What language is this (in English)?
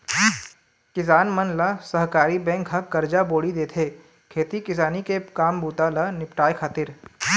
Chhattisgarhi